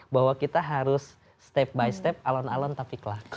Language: Indonesian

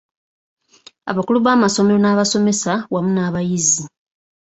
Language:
Ganda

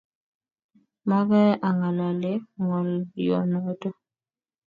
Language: Kalenjin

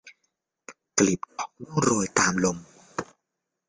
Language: Thai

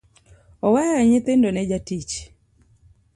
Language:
Luo (Kenya and Tanzania)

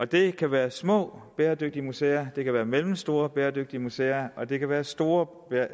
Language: Danish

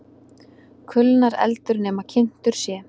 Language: Icelandic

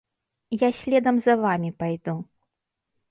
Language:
Belarusian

